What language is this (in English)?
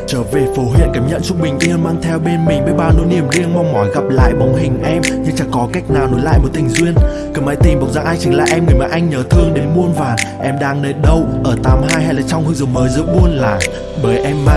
Vietnamese